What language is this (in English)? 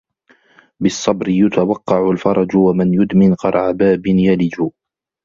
Arabic